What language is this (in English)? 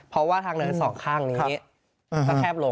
Thai